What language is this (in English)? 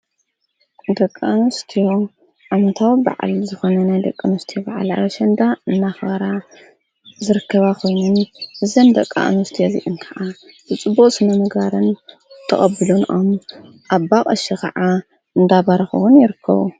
Tigrinya